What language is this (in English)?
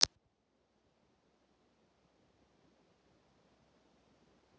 Russian